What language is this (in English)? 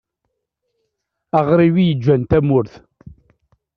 Kabyle